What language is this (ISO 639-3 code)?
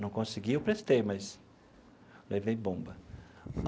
por